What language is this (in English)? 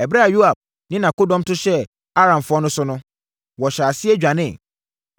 Akan